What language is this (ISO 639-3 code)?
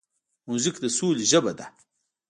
pus